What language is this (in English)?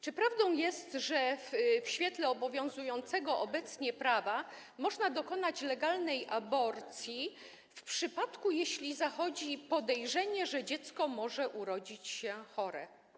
Polish